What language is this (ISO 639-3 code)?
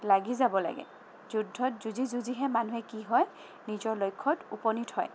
asm